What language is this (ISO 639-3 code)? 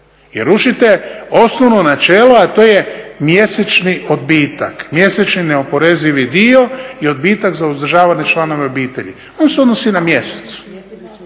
hrv